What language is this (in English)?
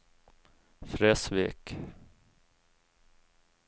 Norwegian